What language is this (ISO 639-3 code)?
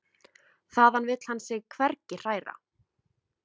isl